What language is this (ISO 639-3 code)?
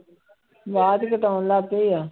pan